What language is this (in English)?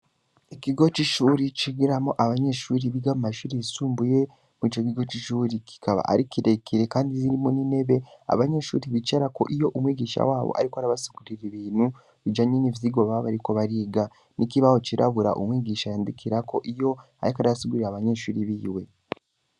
Rundi